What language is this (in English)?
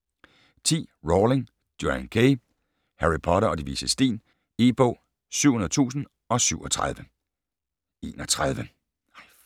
Danish